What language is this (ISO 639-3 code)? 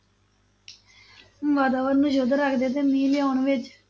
pan